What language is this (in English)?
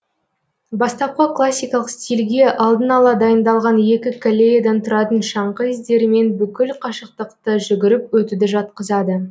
Kazakh